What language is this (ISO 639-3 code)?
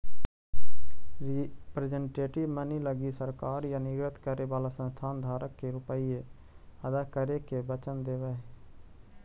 mag